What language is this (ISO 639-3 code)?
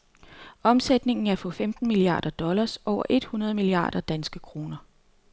dan